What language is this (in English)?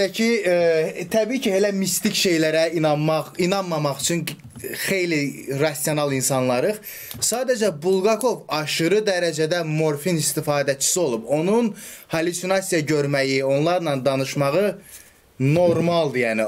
Turkish